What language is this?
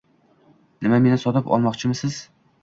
Uzbek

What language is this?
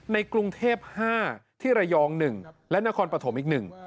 Thai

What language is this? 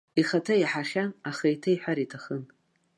Abkhazian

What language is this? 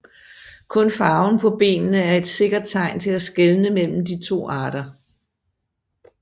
Danish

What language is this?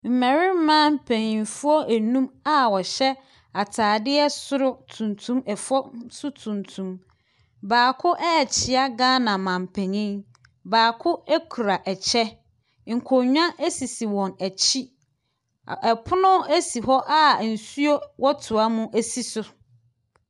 Akan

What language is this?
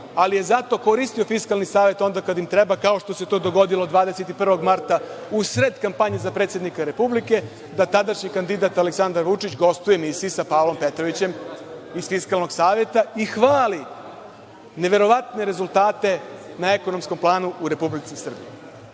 Serbian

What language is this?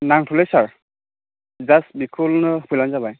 Bodo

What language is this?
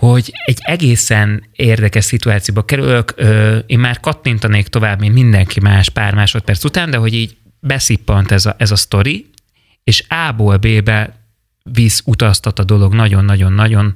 Hungarian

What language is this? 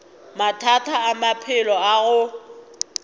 Northern Sotho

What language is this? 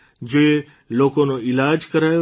Gujarati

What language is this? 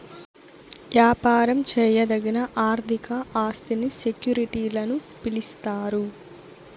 Telugu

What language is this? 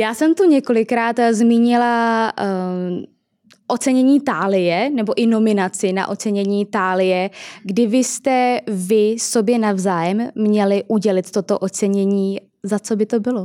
Czech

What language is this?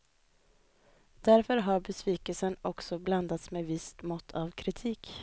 Swedish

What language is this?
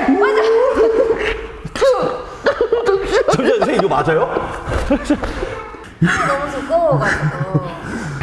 Korean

